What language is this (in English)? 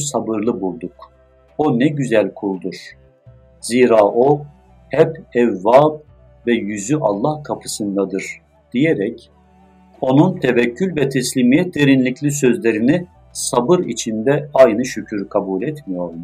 Turkish